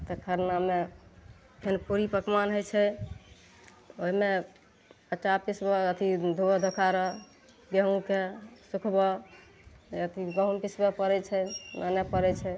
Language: Maithili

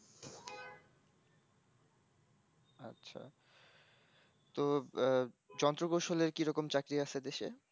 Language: Bangla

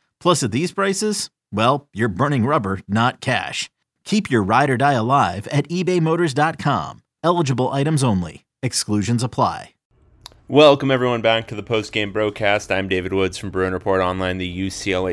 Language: English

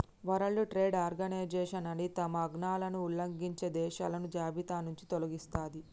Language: Telugu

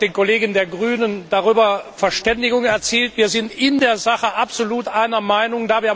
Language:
German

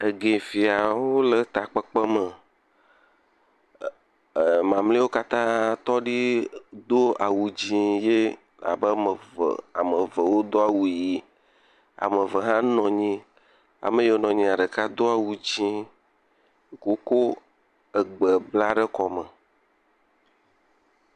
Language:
Ewe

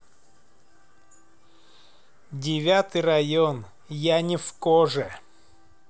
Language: Russian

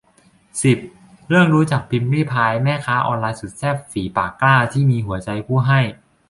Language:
Thai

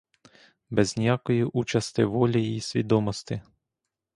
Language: Ukrainian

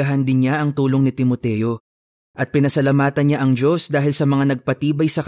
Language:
Filipino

